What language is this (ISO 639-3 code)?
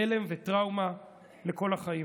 heb